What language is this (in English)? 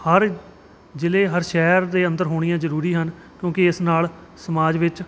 Punjabi